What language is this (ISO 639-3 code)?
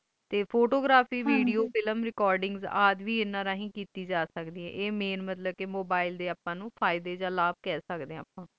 pan